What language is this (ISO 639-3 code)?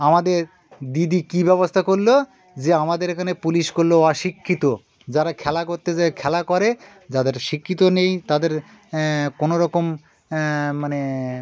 ben